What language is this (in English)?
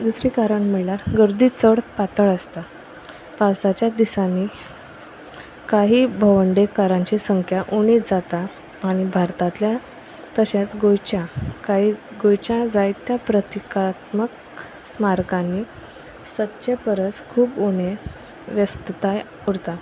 Konkani